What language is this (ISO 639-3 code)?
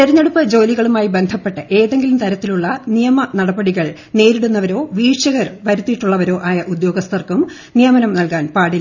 mal